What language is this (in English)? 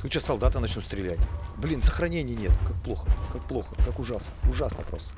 Russian